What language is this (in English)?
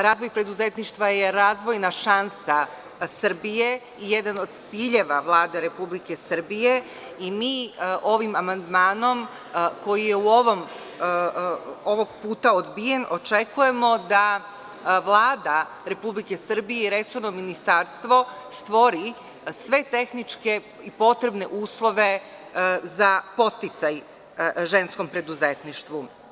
Serbian